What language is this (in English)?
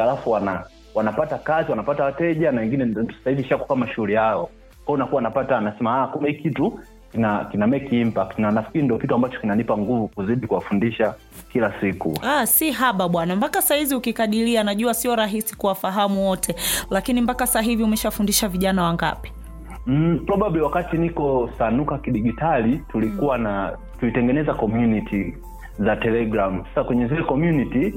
Swahili